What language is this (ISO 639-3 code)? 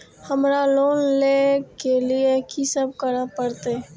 mai